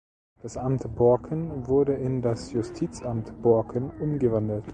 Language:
German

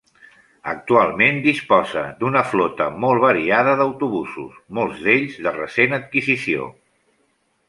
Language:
Catalan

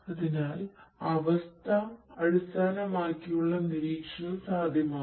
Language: Malayalam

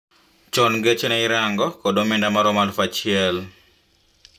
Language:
Luo (Kenya and Tanzania)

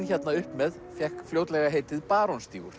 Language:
Icelandic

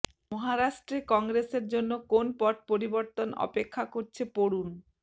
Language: Bangla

